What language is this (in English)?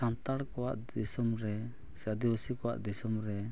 Santali